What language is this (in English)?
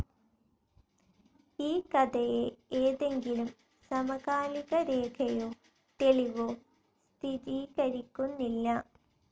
Malayalam